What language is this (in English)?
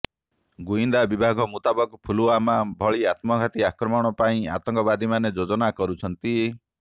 Odia